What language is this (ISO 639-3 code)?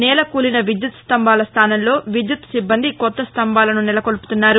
tel